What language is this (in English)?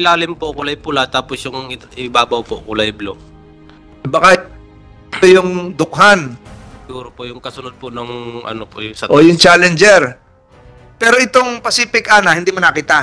Filipino